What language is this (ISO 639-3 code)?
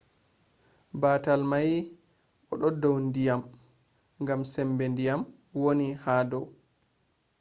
ful